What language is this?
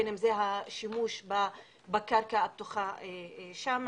Hebrew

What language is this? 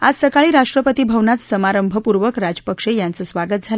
Marathi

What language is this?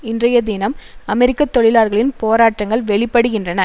Tamil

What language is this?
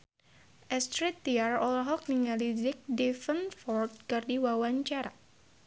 Sundanese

